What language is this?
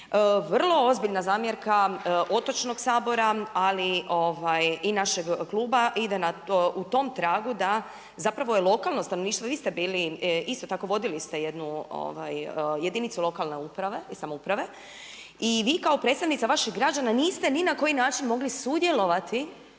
Croatian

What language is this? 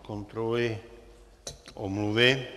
Czech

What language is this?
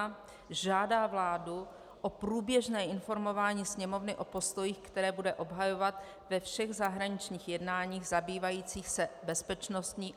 Czech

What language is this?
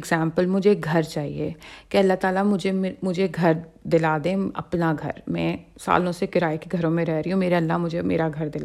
Urdu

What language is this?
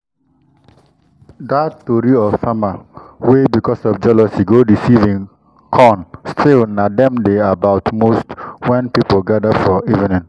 Nigerian Pidgin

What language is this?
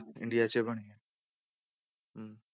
Punjabi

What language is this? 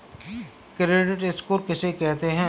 Hindi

